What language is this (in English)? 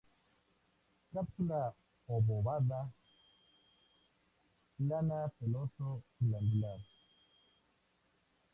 Spanish